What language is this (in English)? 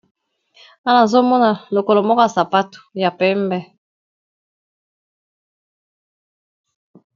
Lingala